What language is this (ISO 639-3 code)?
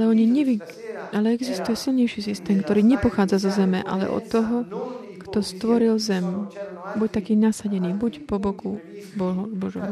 slk